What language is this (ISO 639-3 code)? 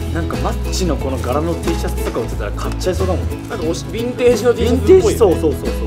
jpn